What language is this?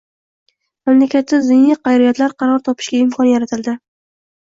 Uzbek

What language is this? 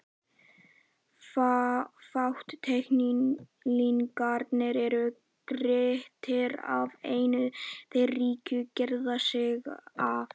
Icelandic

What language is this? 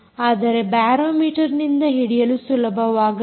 Kannada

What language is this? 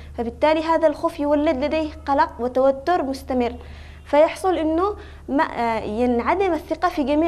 Arabic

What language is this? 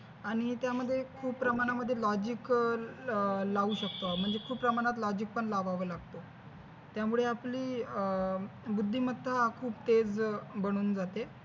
Marathi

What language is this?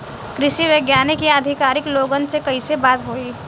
Bhojpuri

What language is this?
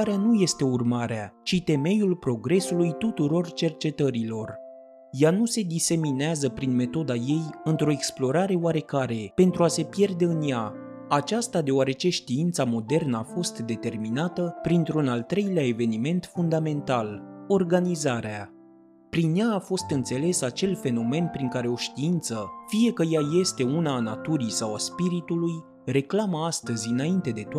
Romanian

